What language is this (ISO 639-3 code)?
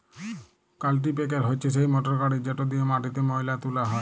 ben